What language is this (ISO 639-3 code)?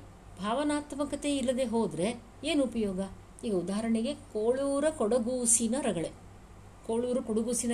kan